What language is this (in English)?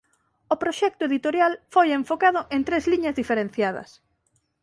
Galician